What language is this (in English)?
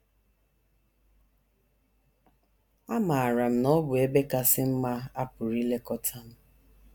Igbo